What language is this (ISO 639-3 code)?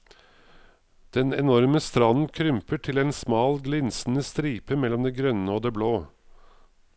nor